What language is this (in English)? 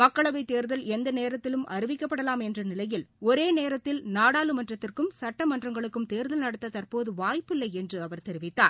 Tamil